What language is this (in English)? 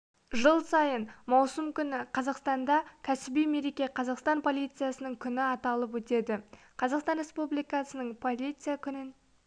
Kazakh